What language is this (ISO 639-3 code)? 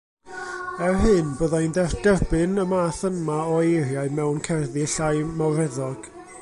cym